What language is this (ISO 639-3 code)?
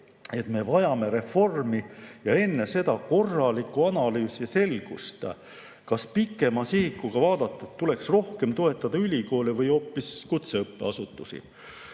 est